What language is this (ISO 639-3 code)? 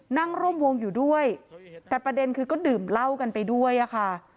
tha